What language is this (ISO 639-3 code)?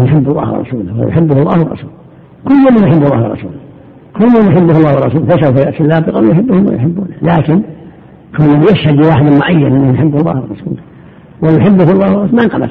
ara